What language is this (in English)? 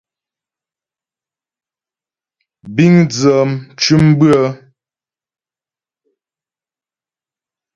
Ghomala